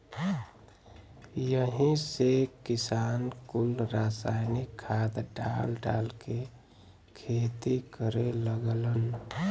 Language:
Bhojpuri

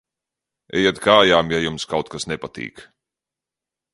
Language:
Latvian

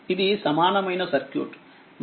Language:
Telugu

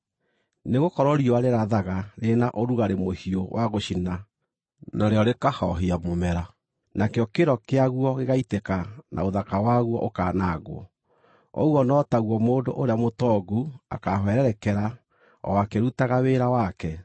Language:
Kikuyu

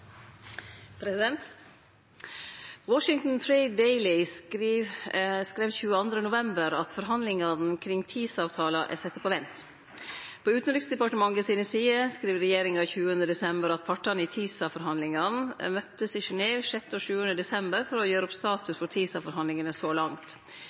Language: Norwegian Nynorsk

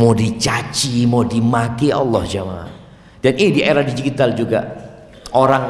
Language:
Indonesian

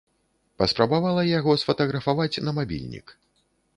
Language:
Belarusian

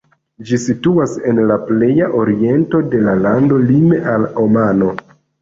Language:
Esperanto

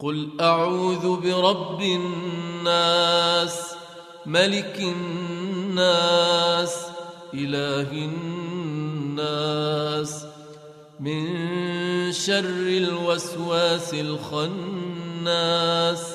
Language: Arabic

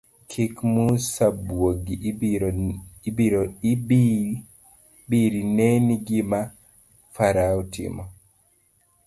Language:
Luo (Kenya and Tanzania)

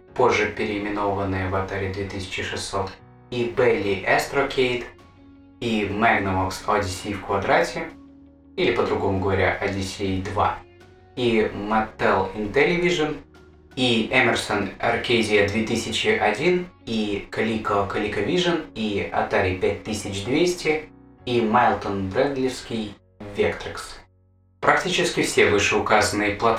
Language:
Russian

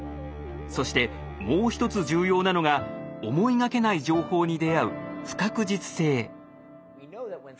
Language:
Japanese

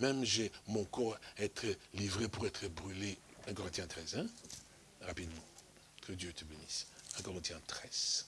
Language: French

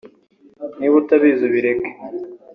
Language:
Kinyarwanda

